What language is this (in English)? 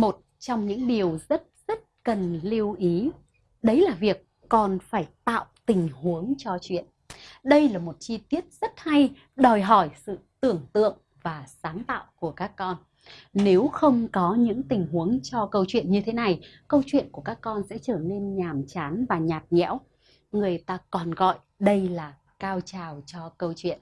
Vietnamese